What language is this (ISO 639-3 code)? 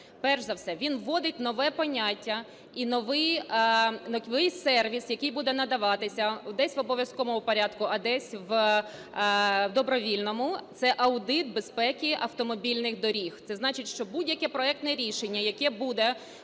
ukr